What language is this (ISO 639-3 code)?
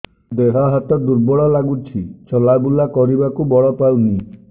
ori